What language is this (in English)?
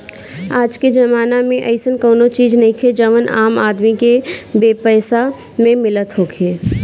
Bhojpuri